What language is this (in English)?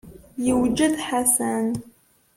Kabyle